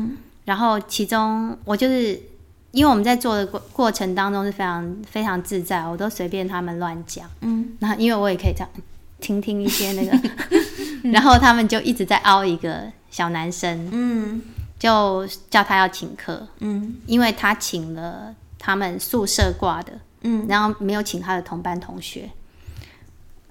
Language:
Chinese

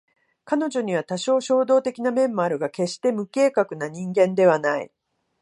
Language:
Japanese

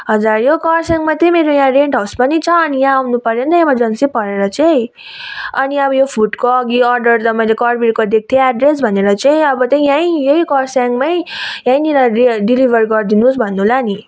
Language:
Nepali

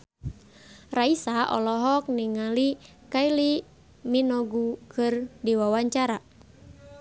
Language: Sundanese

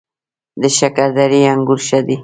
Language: Pashto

